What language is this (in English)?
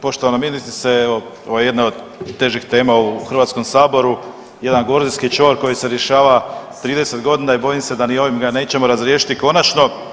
Croatian